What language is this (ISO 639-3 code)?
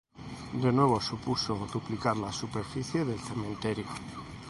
spa